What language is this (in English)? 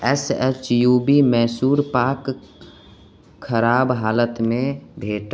Maithili